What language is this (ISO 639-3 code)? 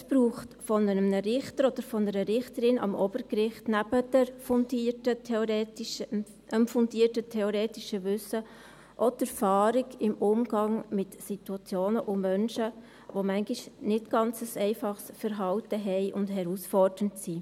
gsw